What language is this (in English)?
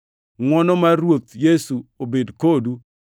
Luo (Kenya and Tanzania)